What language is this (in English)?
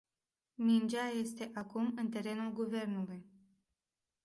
Romanian